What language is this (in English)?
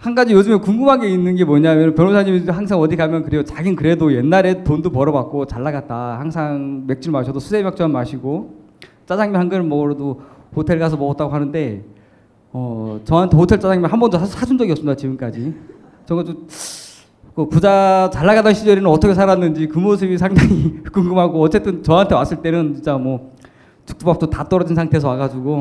Korean